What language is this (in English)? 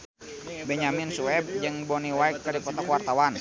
Sundanese